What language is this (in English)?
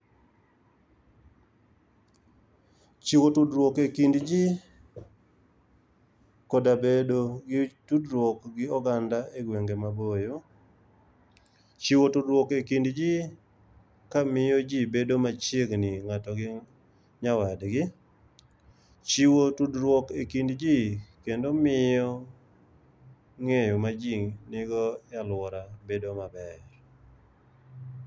Luo (Kenya and Tanzania)